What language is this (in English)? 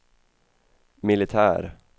Swedish